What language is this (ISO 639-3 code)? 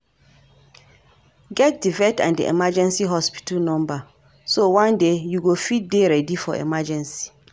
pcm